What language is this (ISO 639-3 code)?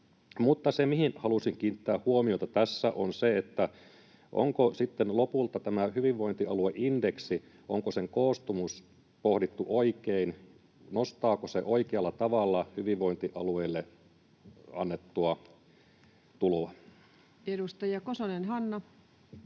fin